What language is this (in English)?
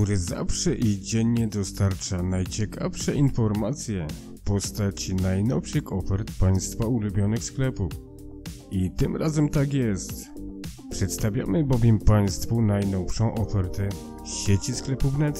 Polish